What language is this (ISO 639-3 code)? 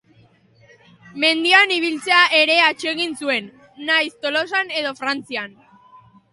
eus